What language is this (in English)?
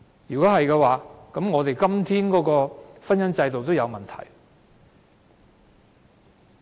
Cantonese